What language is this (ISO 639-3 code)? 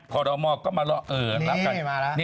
tha